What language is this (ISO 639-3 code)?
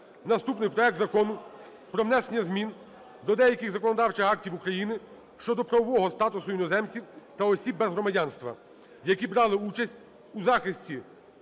ukr